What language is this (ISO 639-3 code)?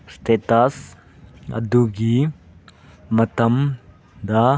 mni